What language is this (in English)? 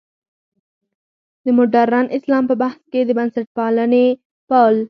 Pashto